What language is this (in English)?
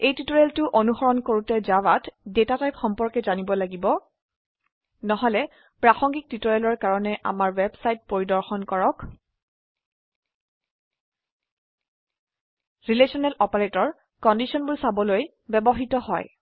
Assamese